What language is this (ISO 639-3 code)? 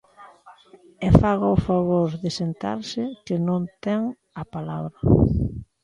glg